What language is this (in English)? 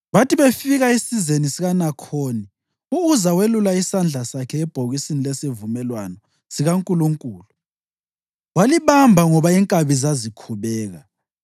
North Ndebele